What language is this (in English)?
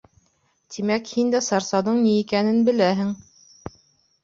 Bashkir